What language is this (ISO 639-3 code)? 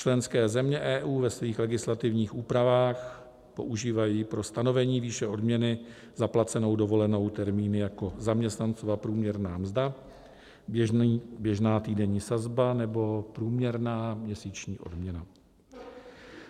ces